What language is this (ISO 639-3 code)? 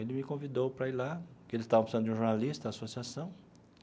por